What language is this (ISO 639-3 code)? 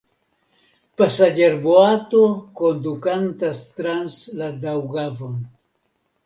epo